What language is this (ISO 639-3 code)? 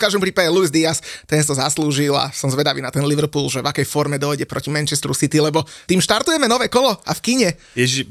slk